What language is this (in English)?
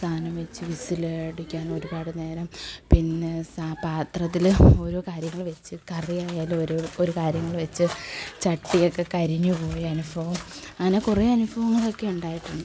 Malayalam